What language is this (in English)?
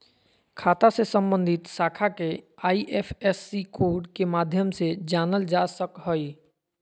Magahi